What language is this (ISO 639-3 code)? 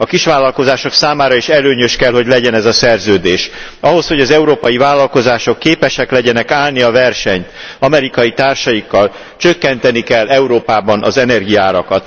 hun